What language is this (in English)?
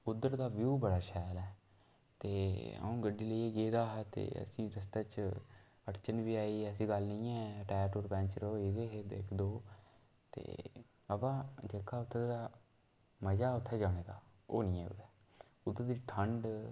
Dogri